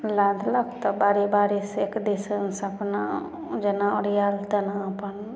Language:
Maithili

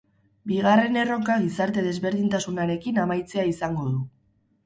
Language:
Basque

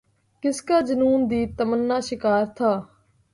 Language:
Urdu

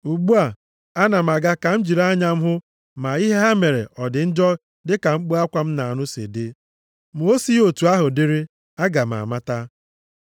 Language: Igbo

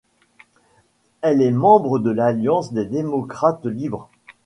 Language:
French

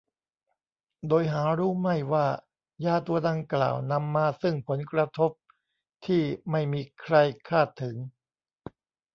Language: Thai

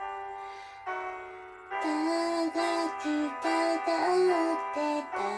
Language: Japanese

